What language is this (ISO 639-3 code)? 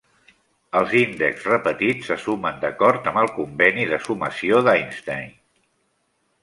cat